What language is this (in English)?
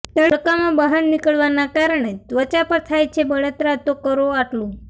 Gujarati